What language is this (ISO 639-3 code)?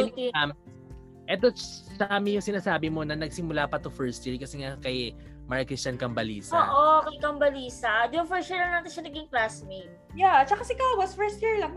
fil